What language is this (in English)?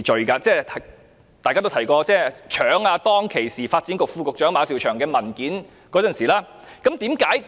Cantonese